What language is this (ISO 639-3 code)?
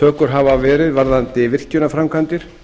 isl